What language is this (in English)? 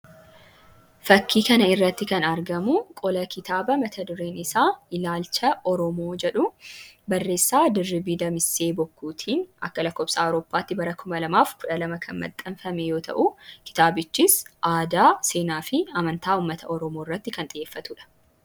Oromo